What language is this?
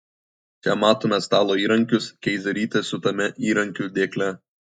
Lithuanian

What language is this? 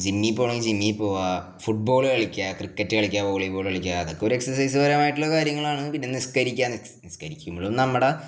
Malayalam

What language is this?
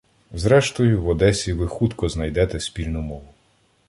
Ukrainian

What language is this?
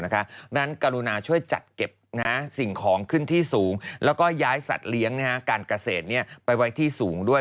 Thai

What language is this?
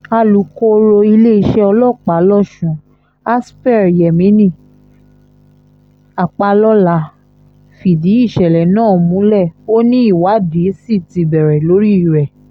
Yoruba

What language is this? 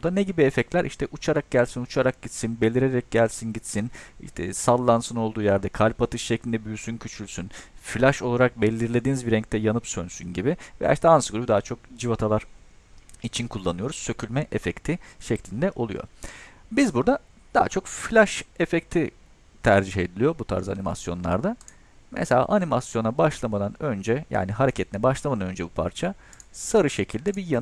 Turkish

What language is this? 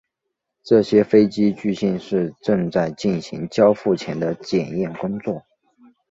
Chinese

